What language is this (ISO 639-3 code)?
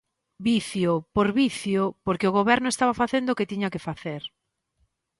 glg